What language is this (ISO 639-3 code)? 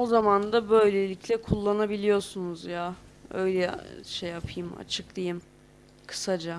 tur